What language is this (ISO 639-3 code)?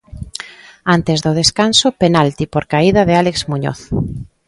glg